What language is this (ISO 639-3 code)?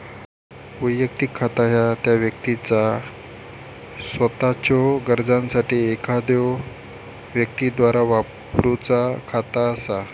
mar